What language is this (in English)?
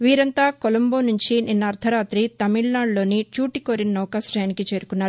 Telugu